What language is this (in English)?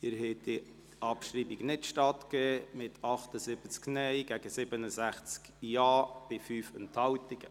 Swiss German